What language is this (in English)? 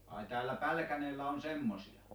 Finnish